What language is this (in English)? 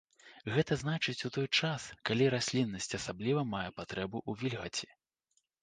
Belarusian